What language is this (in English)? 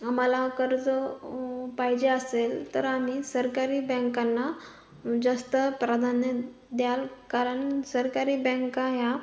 Marathi